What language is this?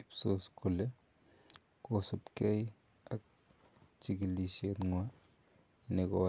Kalenjin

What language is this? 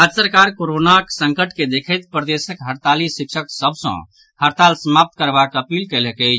Maithili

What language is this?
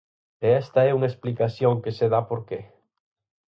Galician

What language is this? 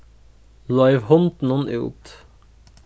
Faroese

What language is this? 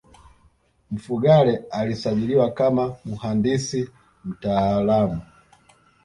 Swahili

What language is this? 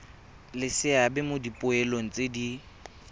Tswana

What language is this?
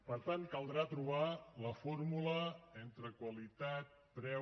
Catalan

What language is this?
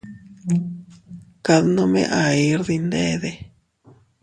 Teutila Cuicatec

